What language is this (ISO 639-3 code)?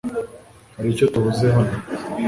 kin